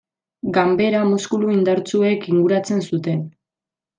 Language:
Basque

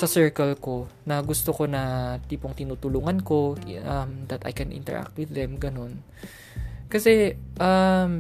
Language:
Filipino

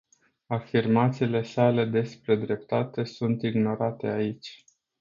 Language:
Romanian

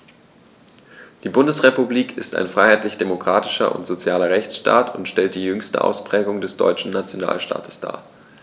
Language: German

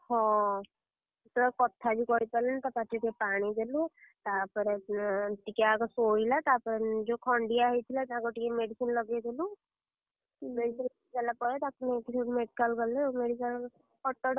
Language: Odia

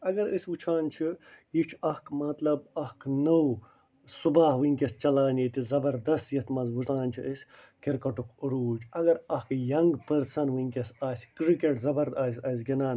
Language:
Kashmiri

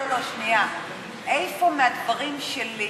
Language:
Hebrew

